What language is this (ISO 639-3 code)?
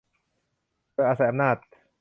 tha